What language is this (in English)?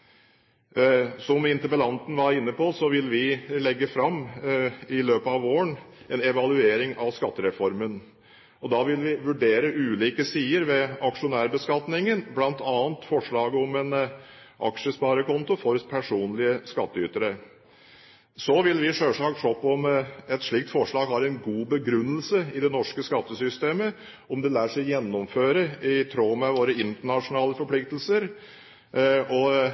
Norwegian Bokmål